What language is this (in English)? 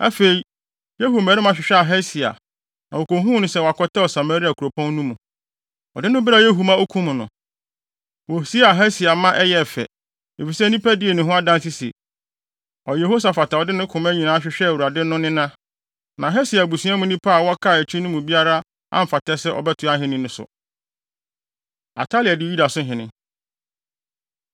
Akan